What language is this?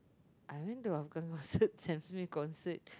English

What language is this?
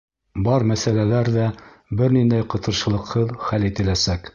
Bashkir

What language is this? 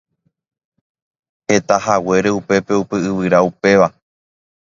Guarani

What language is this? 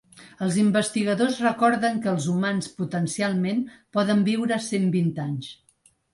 Catalan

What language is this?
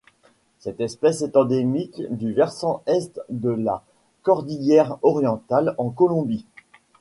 French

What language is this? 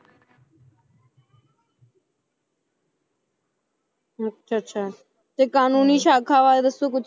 Punjabi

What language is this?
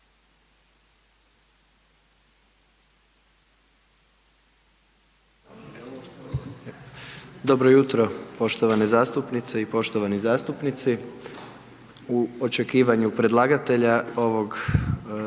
Croatian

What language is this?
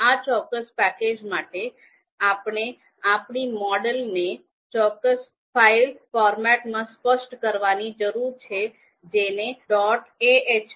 Gujarati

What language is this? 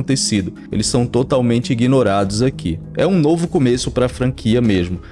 Portuguese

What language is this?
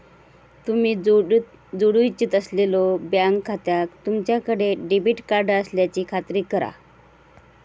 Marathi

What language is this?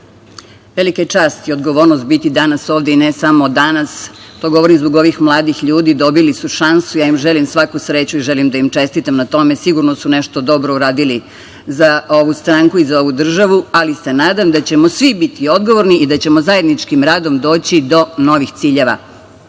Serbian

